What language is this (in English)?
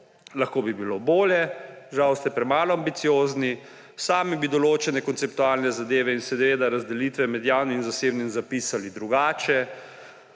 Slovenian